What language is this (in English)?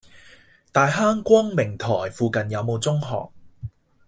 Cantonese